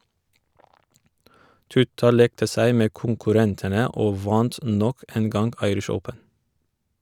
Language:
Norwegian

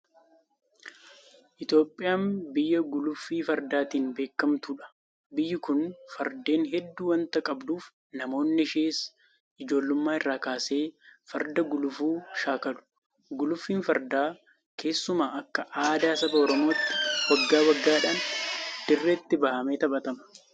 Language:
Oromo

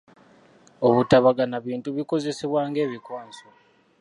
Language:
Ganda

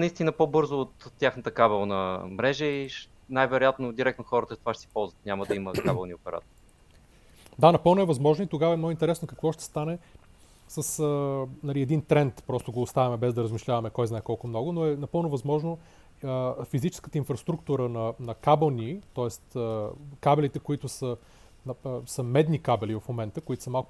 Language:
Bulgarian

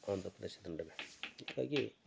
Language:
Kannada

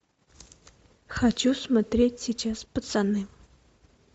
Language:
Russian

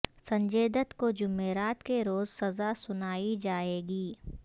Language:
Urdu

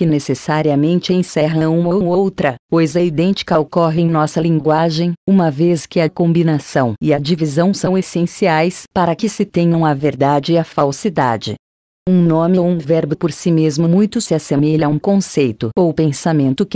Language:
Portuguese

